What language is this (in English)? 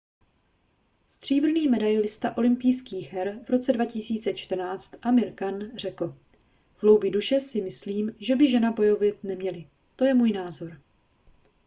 Czech